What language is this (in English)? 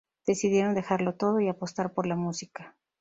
Spanish